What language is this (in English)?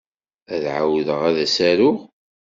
Kabyle